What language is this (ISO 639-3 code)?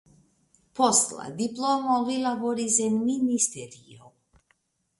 epo